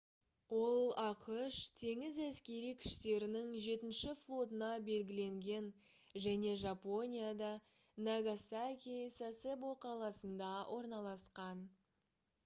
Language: Kazakh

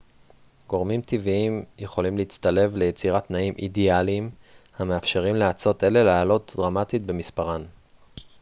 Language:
Hebrew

